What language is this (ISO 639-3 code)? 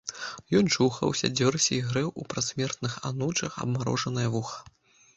bel